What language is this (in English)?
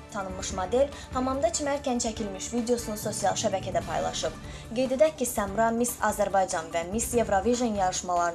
Azerbaijani